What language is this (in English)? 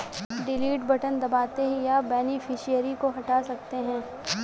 Hindi